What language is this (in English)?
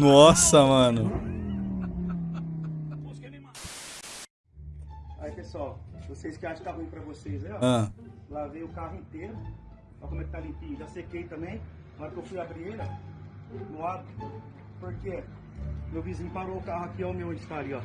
Portuguese